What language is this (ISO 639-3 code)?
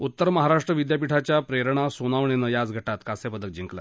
mar